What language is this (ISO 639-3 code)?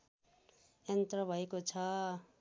nep